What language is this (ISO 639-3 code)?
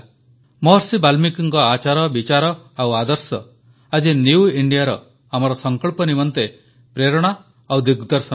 ori